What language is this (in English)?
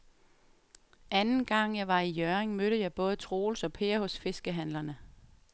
Danish